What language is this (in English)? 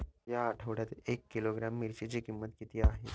Marathi